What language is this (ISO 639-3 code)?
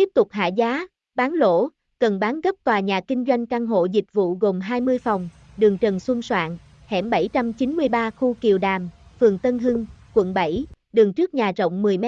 vie